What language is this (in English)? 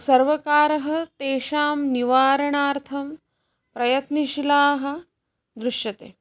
Sanskrit